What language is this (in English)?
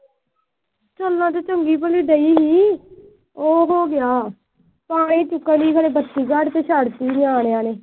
Punjabi